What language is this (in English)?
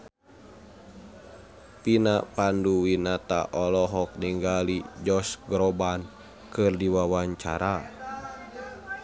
Sundanese